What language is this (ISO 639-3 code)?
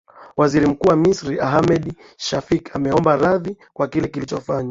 swa